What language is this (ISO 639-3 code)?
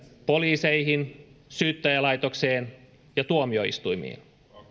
fin